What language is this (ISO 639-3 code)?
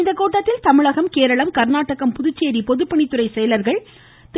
tam